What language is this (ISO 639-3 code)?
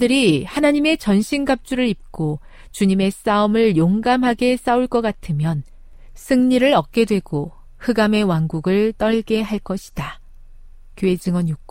kor